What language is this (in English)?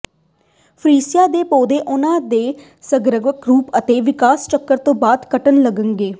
Punjabi